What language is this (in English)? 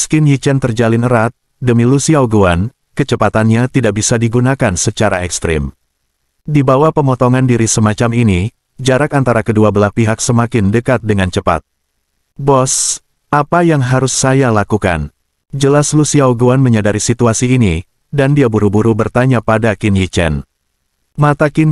Indonesian